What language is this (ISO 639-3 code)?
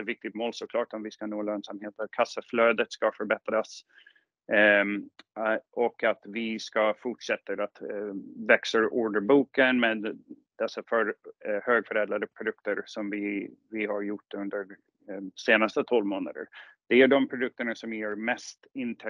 swe